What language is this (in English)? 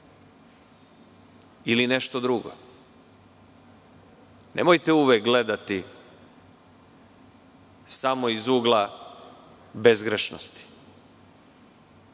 Serbian